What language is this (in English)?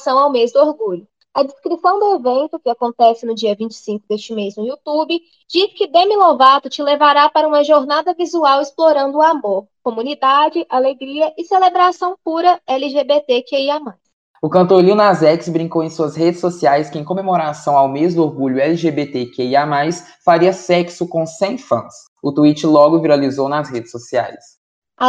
Portuguese